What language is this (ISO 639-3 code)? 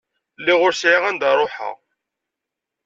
kab